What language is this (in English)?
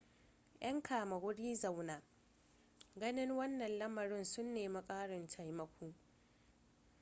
Hausa